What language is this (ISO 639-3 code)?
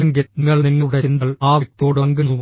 mal